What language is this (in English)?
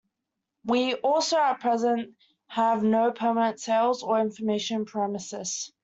English